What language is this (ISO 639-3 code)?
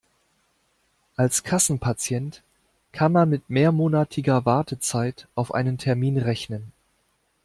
deu